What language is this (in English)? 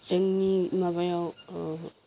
Bodo